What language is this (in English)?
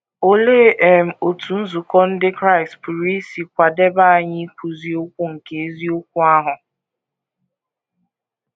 Igbo